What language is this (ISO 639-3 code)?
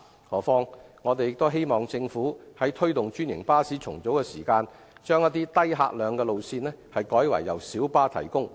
yue